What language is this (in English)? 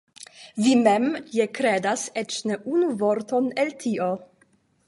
Esperanto